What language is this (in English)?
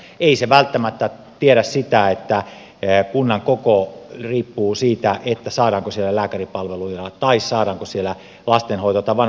Finnish